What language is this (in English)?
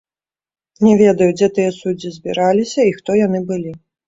Belarusian